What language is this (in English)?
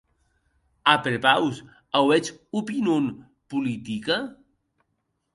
Occitan